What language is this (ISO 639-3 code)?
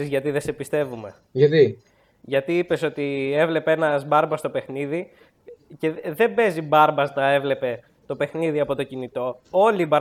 ell